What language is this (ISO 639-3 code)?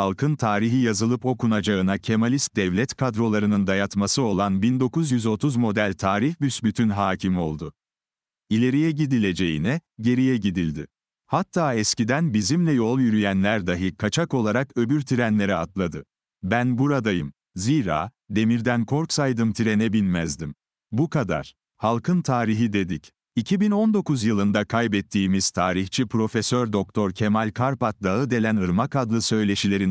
tur